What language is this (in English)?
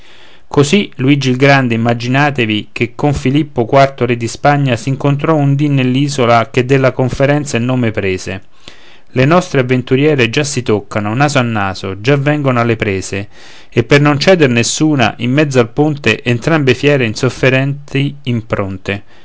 Italian